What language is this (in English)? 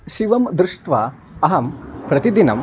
Sanskrit